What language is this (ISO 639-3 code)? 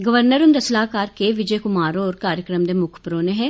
doi